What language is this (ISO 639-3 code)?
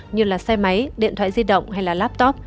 vie